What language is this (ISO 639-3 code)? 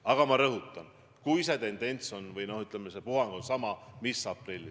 est